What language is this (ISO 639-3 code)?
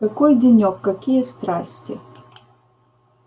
rus